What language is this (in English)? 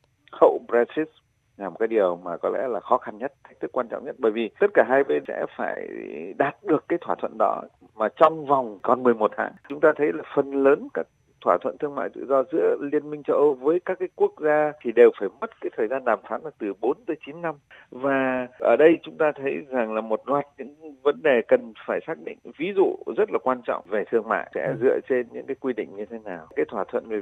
Vietnamese